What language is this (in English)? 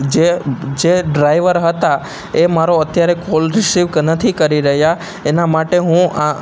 Gujarati